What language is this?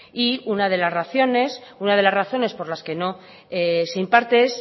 Spanish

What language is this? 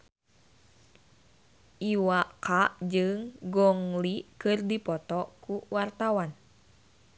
Sundanese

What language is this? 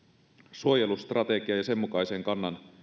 Finnish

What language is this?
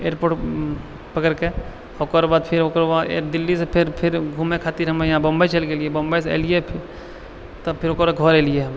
Maithili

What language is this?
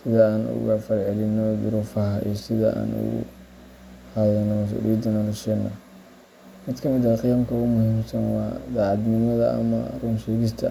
Somali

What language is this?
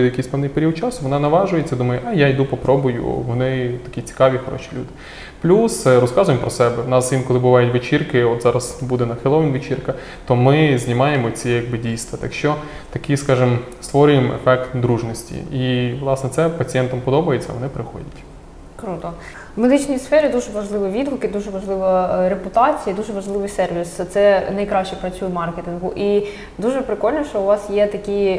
Ukrainian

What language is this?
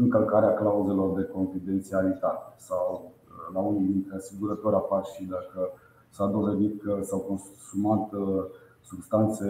Romanian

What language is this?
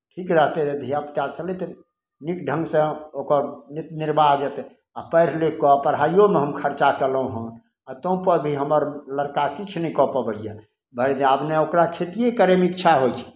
Maithili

